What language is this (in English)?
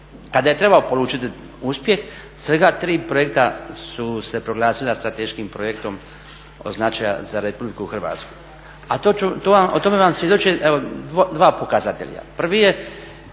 Croatian